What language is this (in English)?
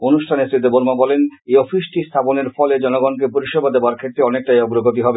Bangla